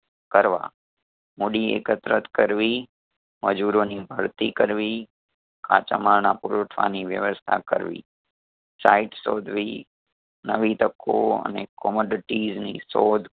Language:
Gujarati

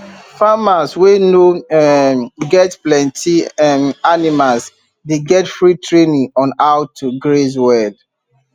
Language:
Nigerian Pidgin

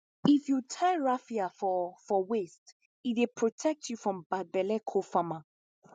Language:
Nigerian Pidgin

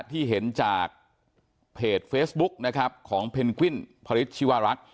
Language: Thai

